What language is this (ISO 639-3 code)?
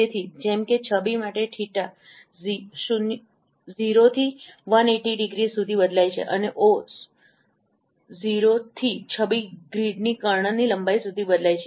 guj